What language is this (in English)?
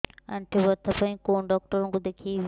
Odia